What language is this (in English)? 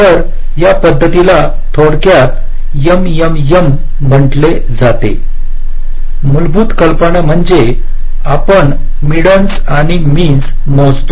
Marathi